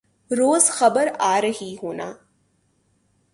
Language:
Urdu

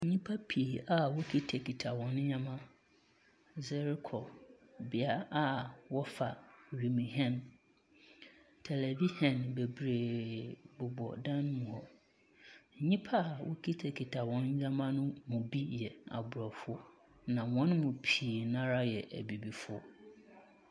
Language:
Akan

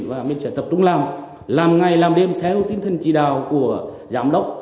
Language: Vietnamese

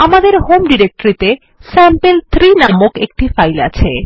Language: Bangla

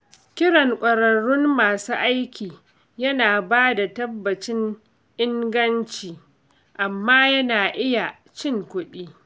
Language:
Hausa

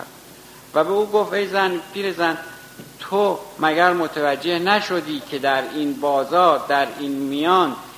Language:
Persian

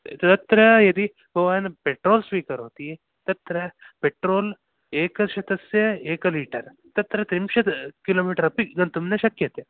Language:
Sanskrit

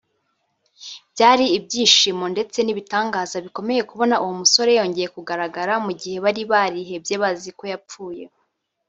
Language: Kinyarwanda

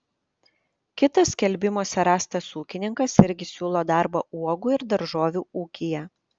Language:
Lithuanian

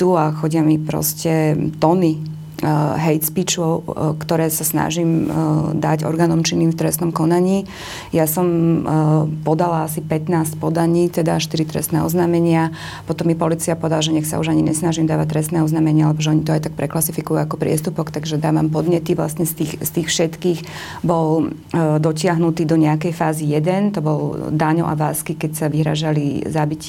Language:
Slovak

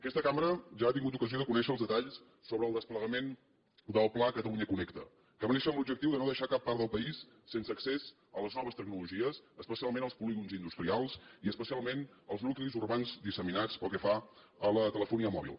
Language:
Catalan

